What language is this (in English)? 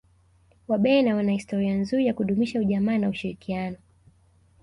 Swahili